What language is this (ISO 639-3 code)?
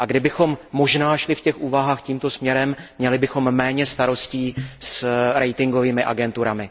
ces